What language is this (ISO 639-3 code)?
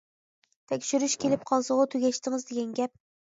uig